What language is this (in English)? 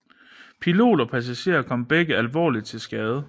Danish